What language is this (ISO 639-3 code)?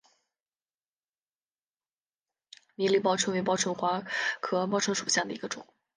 zho